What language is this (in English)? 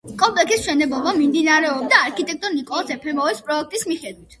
Georgian